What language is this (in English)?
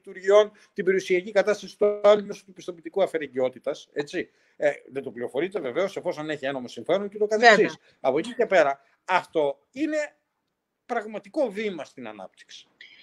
Greek